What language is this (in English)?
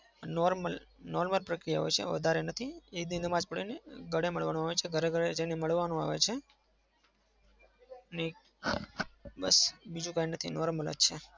Gujarati